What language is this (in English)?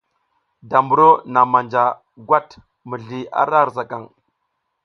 South Giziga